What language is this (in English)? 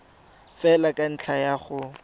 Tswana